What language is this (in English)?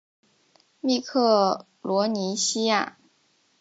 Chinese